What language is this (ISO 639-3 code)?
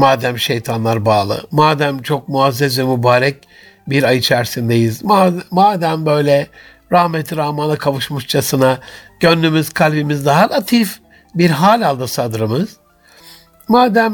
tur